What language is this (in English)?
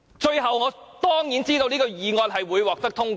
Cantonese